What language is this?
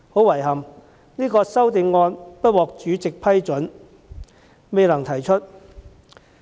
Cantonese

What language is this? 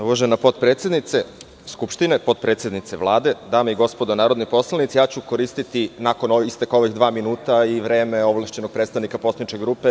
Serbian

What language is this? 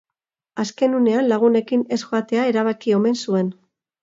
Basque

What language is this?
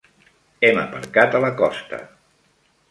Catalan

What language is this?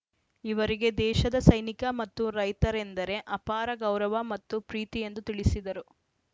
Kannada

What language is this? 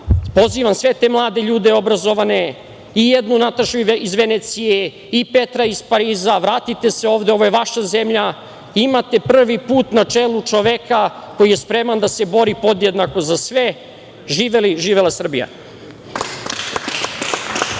Serbian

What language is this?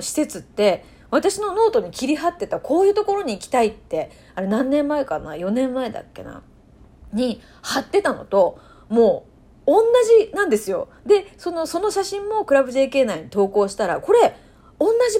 Japanese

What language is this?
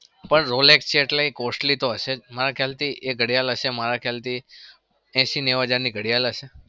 Gujarati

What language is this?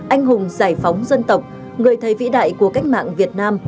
Vietnamese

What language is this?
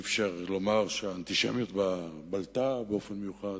Hebrew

